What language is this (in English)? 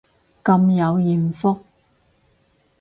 Cantonese